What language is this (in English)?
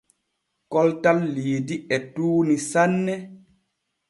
Borgu Fulfulde